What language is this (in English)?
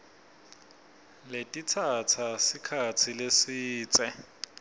Swati